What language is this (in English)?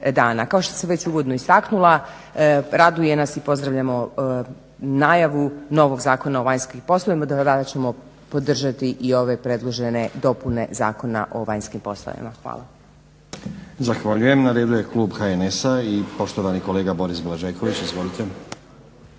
Croatian